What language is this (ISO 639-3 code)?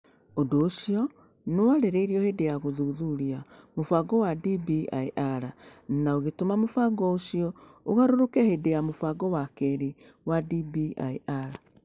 kik